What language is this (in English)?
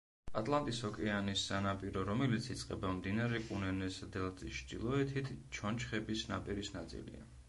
Georgian